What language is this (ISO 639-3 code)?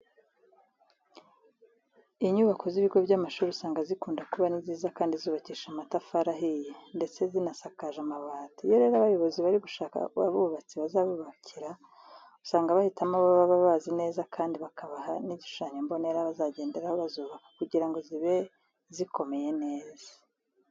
kin